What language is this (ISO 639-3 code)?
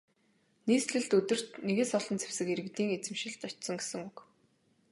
mon